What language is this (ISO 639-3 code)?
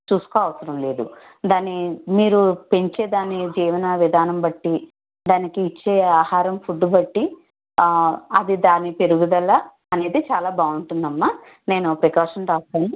tel